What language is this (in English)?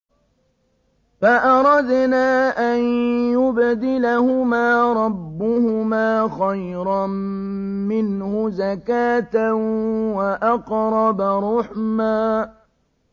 Arabic